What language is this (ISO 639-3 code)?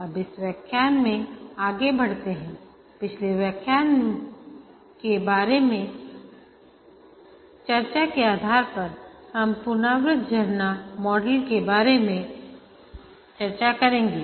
hin